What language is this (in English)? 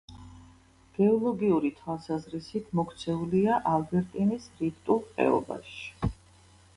Georgian